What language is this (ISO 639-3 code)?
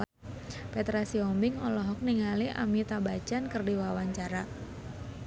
sun